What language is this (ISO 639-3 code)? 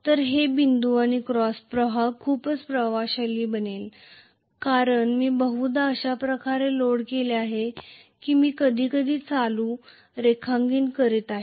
mar